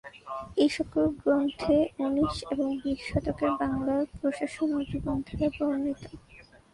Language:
Bangla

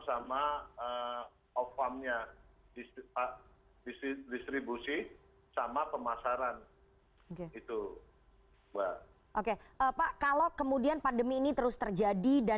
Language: Indonesian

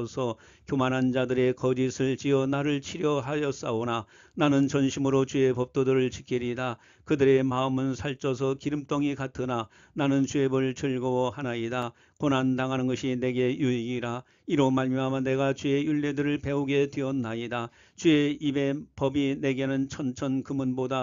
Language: Korean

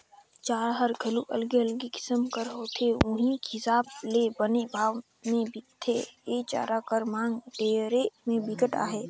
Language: Chhattisgarhi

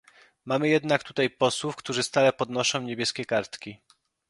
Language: Polish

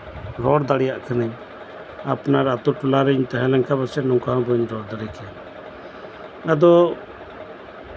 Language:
Santali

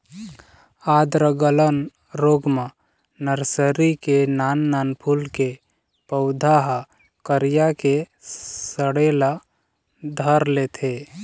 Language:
Chhattisgarhi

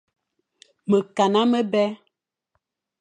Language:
Fang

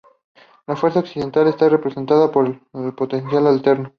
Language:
Spanish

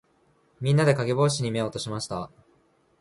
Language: Japanese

